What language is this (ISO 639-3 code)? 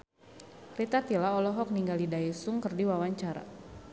sun